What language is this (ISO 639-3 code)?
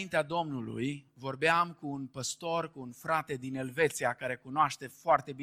ron